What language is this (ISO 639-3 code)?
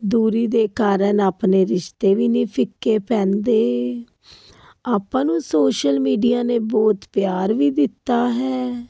pan